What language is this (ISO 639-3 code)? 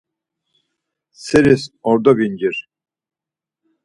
lzz